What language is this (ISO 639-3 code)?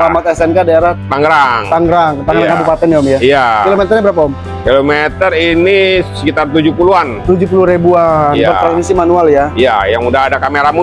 ind